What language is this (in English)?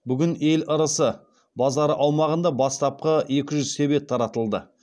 Kazakh